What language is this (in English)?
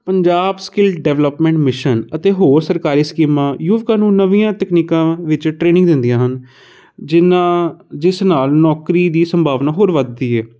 Punjabi